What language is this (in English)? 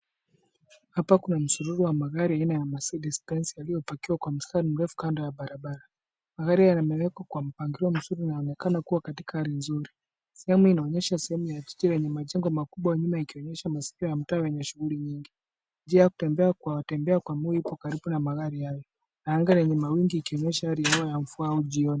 Swahili